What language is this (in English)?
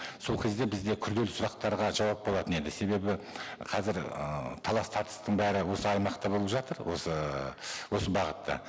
Kazakh